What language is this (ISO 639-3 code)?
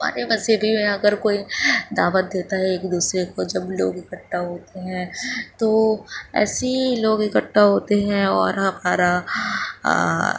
urd